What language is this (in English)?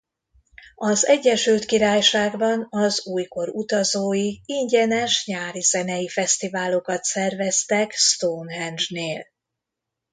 Hungarian